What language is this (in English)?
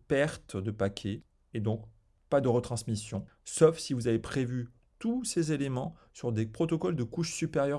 French